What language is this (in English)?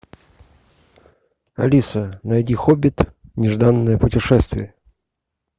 Russian